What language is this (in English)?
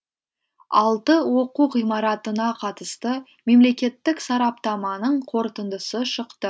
Kazakh